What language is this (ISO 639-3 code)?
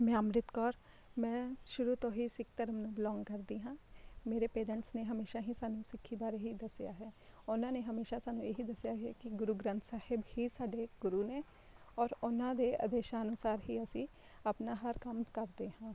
pan